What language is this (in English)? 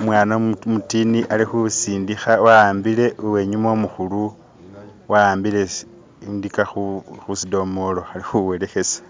Masaaba